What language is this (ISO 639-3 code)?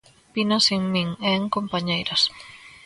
glg